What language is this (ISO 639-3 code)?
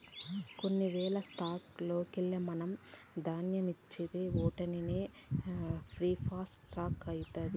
tel